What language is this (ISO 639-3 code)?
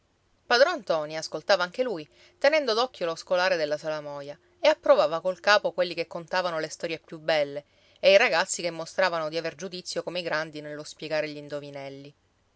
ita